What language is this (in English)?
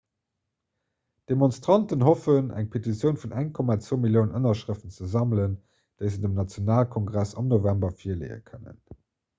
Luxembourgish